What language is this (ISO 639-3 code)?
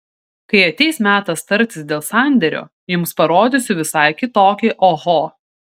lit